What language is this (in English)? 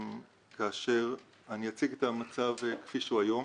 Hebrew